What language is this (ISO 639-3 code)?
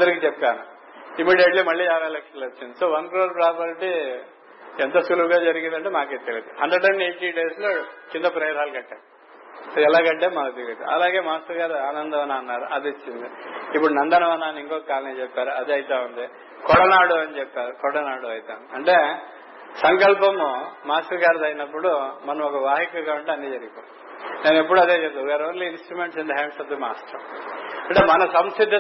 tel